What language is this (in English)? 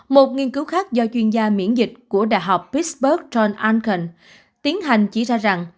Vietnamese